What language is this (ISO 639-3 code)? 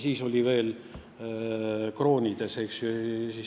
est